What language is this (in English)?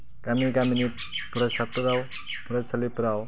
Bodo